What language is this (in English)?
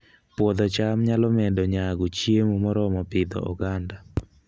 Luo (Kenya and Tanzania)